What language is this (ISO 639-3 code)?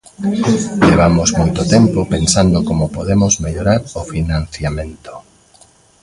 glg